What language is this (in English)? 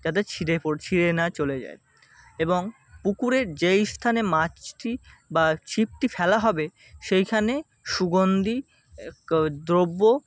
Bangla